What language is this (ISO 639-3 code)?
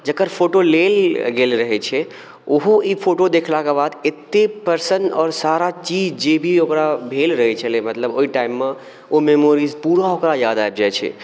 mai